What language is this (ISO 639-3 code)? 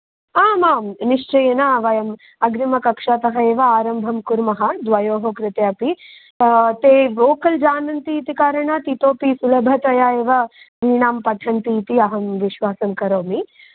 san